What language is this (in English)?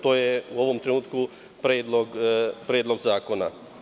Serbian